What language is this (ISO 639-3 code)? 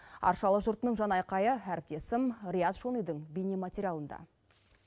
kaz